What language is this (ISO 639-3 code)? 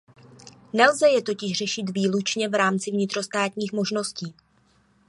ces